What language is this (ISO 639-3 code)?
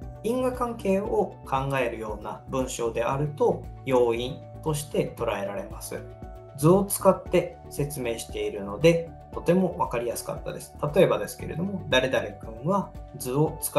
jpn